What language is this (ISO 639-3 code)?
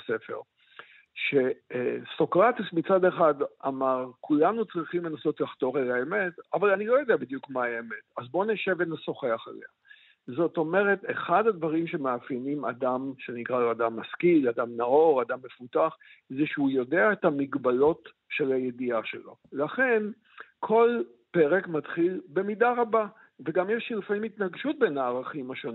heb